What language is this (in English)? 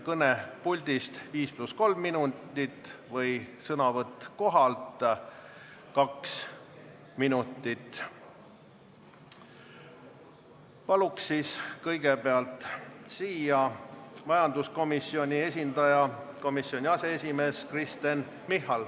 Estonian